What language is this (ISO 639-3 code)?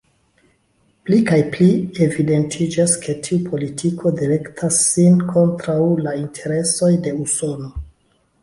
epo